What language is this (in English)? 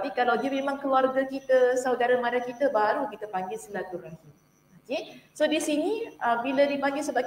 Malay